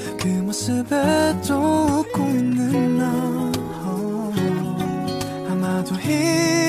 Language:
Korean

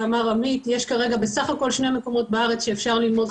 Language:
Hebrew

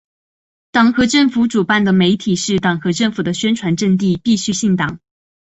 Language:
Chinese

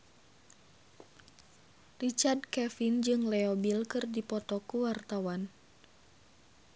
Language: Sundanese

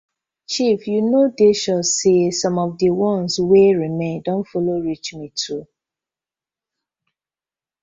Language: Nigerian Pidgin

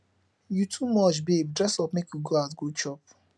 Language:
Nigerian Pidgin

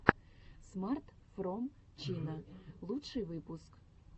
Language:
Russian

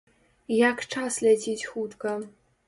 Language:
Belarusian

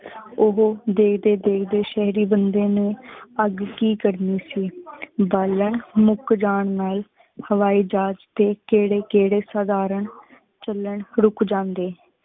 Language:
Punjabi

